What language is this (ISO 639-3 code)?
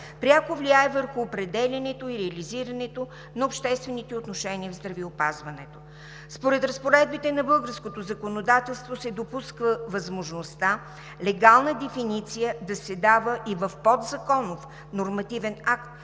bul